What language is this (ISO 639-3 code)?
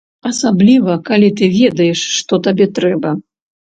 bel